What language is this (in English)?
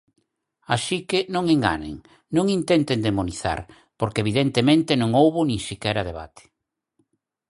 Galician